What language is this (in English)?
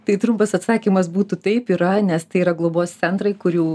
Lithuanian